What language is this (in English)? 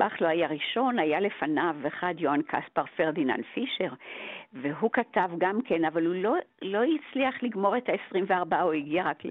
Hebrew